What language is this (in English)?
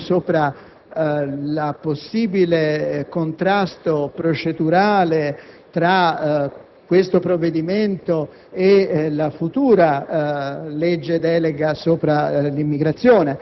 Italian